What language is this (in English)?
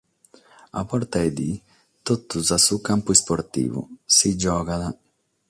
Sardinian